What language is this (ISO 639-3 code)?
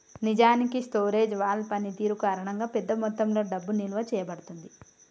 tel